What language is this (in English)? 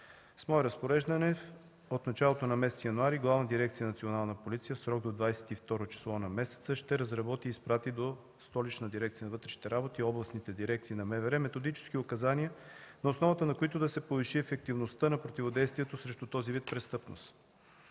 Bulgarian